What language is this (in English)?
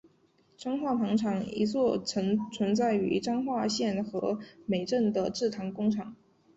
Chinese